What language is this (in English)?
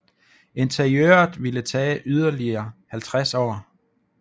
Danish